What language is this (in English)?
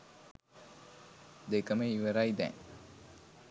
Sinhala